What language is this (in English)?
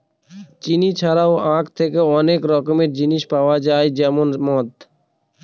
Bangla